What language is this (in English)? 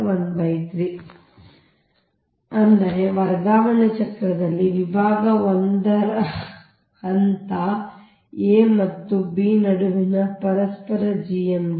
Kannada